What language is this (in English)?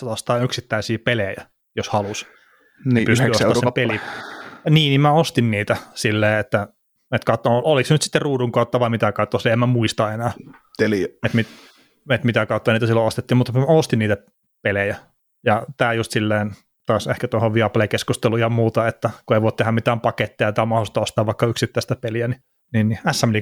Finnish